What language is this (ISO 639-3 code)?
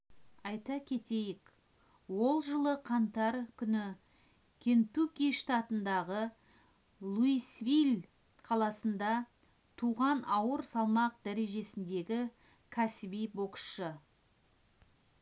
kaz